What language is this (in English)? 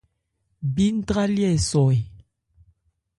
Ebrié